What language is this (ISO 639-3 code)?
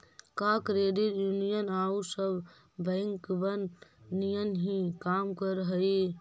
mag